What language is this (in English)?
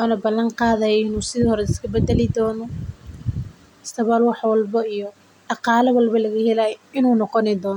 Somali